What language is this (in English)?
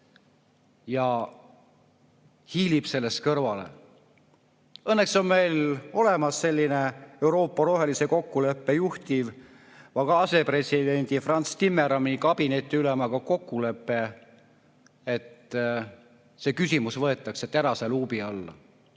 Estonian